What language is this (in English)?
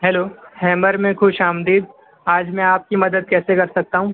Urdu